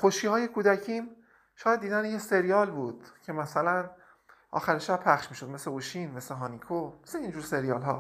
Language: Persian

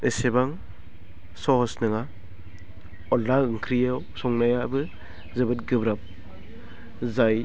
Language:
Bodo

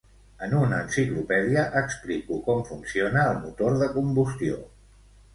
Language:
Catalan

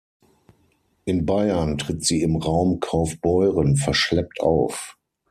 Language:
German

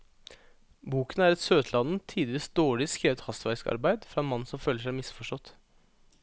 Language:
Norwegian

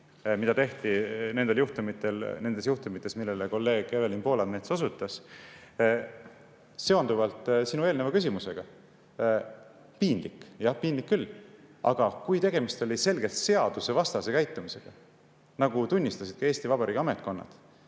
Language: Estonian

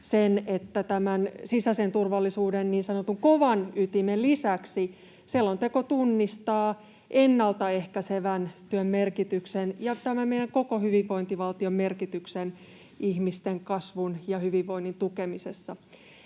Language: Finnish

